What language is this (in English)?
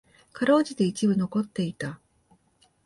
Japanese